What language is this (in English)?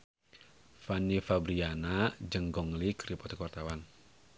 Sundanese